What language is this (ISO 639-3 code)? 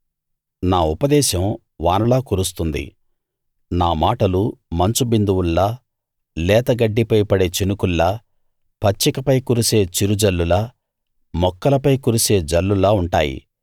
tel